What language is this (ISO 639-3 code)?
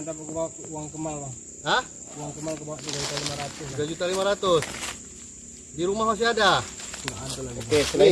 ind